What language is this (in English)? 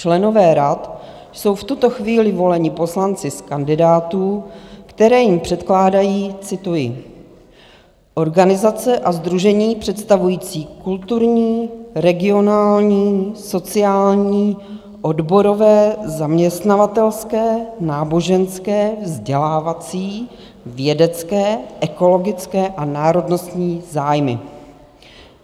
Czech